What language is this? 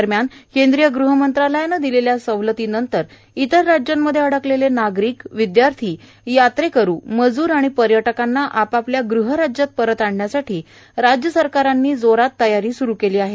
Marathi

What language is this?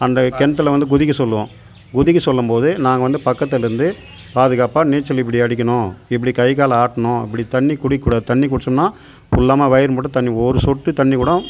Tamil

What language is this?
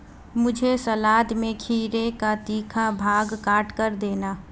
Hindi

